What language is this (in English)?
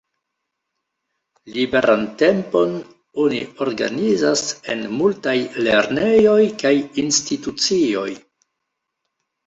Esperanto